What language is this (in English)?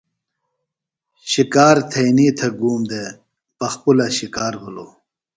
Phalura